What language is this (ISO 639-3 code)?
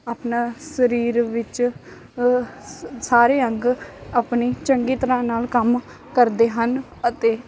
pan